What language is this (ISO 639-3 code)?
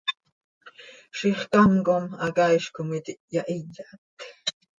sei